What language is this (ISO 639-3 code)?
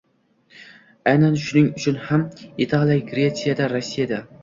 uzb